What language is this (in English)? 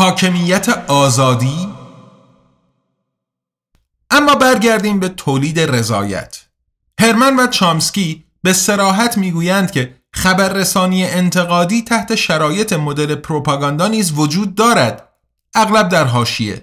Persian